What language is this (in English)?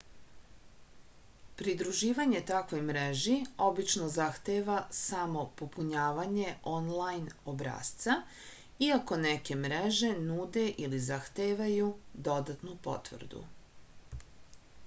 Serbian